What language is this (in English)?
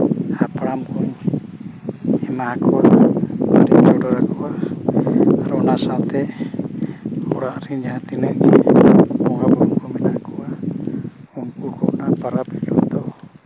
Santali